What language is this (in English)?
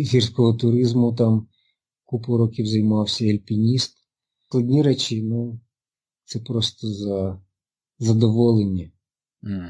Ukrainian